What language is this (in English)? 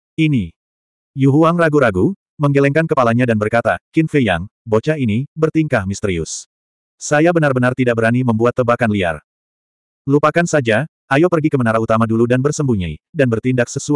Indonesian